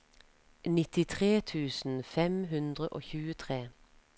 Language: Norwegian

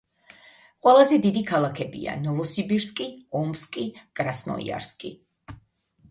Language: Georgian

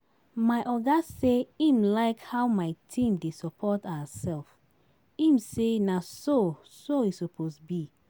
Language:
Nigerian Pidgin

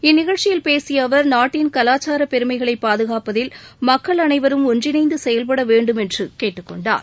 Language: Tamil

